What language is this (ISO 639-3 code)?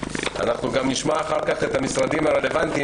heb